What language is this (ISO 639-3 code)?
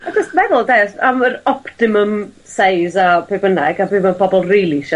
cym